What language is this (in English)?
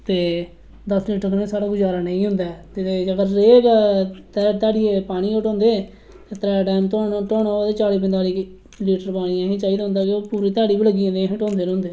Dogri